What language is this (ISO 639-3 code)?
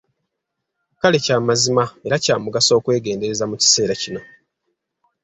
lug